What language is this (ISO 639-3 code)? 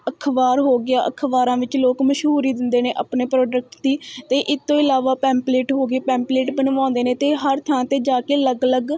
pan